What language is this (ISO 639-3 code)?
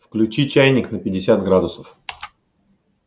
rus